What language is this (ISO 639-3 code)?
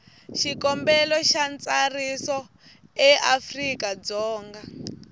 tso